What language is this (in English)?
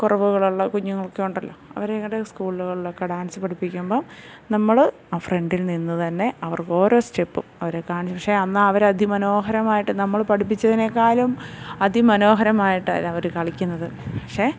Malayalam